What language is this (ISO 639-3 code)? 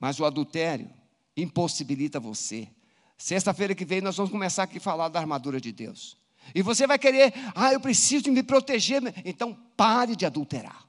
por